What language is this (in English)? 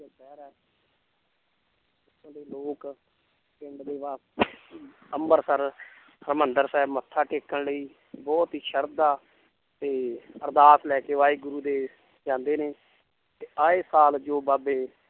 Punjabi